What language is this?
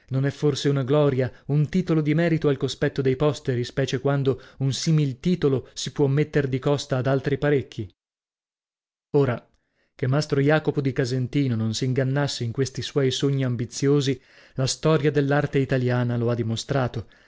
Italian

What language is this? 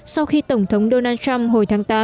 Vietnamese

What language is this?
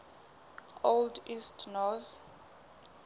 Southern Sotho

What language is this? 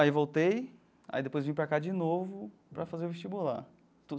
Portuguese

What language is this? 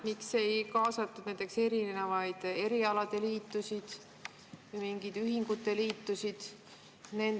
Estonian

